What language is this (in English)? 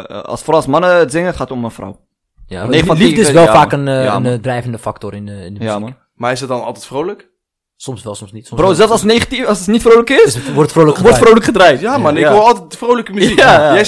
Dutch